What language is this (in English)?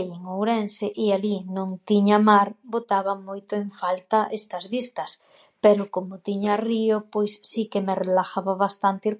Galician